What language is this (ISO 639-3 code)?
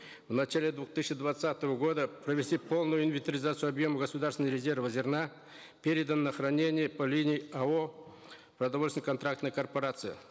kaz